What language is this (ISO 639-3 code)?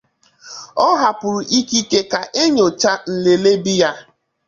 ibo